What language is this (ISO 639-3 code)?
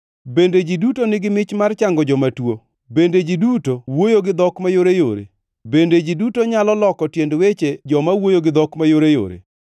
luo